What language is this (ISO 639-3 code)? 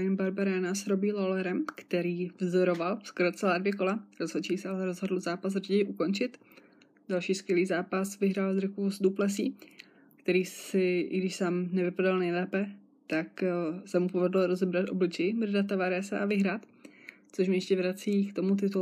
ces